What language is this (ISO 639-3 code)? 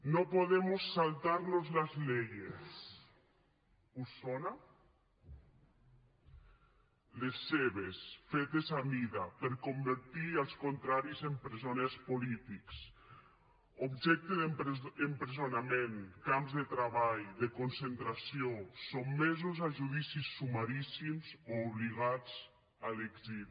cat